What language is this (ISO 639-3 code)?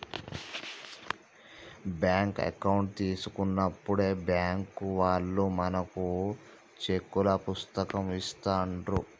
tel